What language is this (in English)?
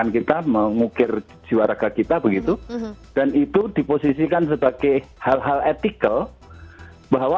Indonesian